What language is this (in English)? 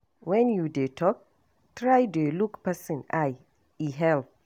Nigerian Pidgin